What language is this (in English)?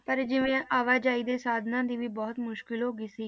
Punjabi